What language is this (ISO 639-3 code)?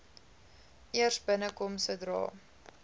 afr